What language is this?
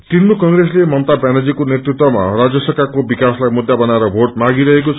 Nepali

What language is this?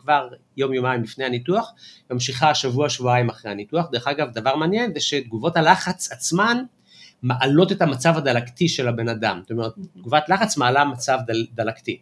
Hebrew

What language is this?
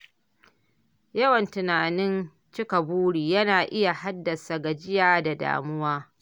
Hausa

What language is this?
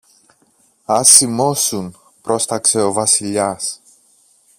Greek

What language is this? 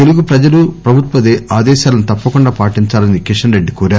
Telugu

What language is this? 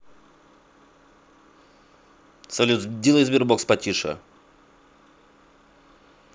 Russian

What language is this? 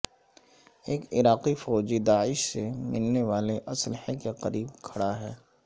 Urdu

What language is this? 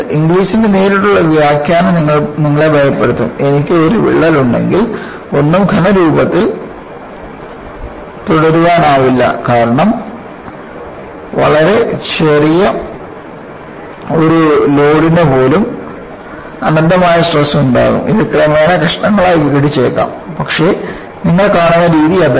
Malayalam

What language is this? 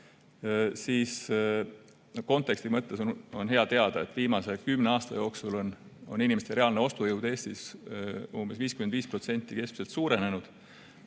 Estonian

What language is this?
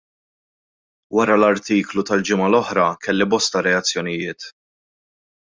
Maltese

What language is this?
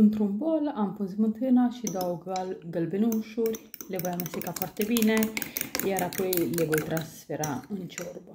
Romanian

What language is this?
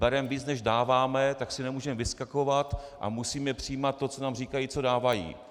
Czech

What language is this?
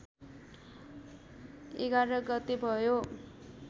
Nepali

